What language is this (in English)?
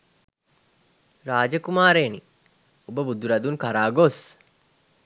Sinhala